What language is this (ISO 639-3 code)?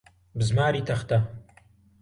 ckb